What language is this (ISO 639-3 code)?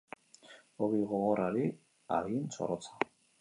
eus